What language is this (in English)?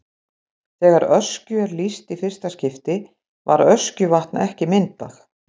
Icelandic